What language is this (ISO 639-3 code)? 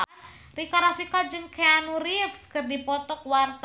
sun